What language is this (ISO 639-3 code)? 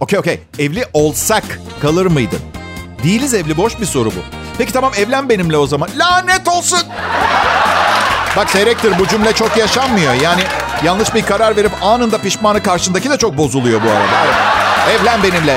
tur